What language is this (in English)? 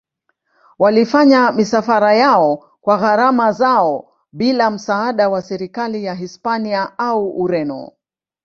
Swahili